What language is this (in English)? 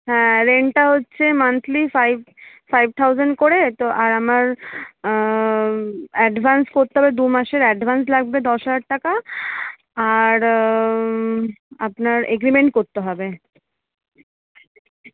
Bangla